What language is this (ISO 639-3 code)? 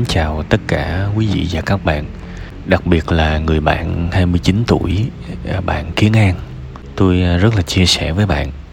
vie